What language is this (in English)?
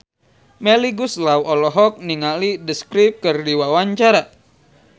Sundanese